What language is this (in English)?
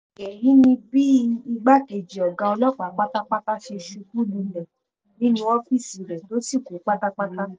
Yoruba